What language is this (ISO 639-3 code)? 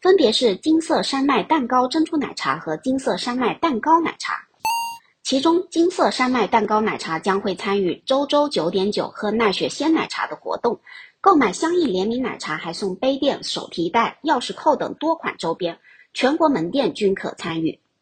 zho